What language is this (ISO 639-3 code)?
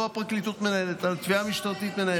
heb